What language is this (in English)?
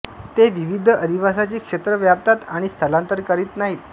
Marathi